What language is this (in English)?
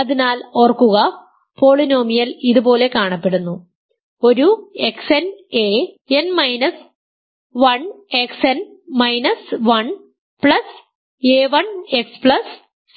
Malayalam